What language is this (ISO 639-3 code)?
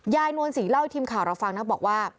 tha